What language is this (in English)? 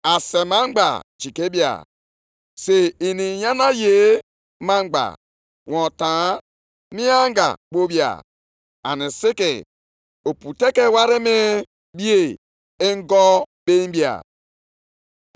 Igbo